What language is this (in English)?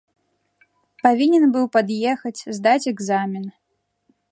Belarusian